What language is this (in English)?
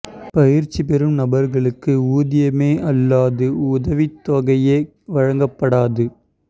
Tamil